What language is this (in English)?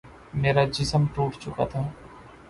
Urdu